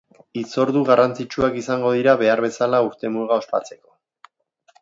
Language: Basque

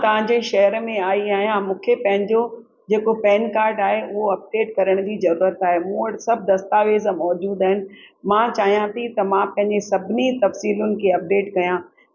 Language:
Sindhi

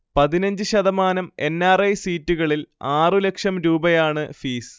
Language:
Malayalam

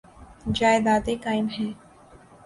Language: Urdu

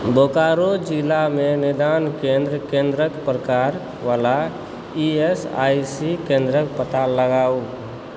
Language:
Maithili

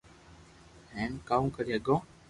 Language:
Loarki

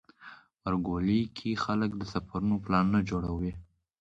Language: Pashto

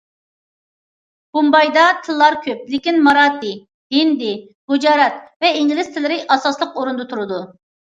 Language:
Uyghur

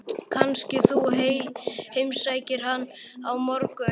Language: Icelandic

